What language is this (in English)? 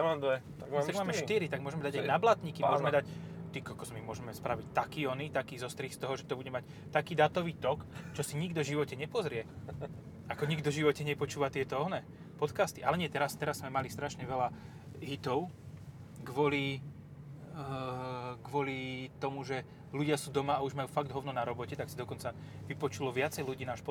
Slovak